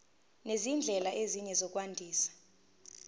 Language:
Zulu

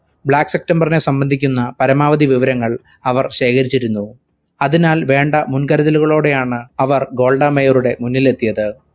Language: Malayalam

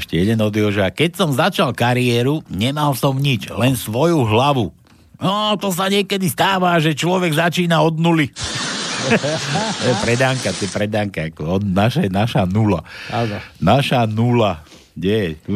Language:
Slovak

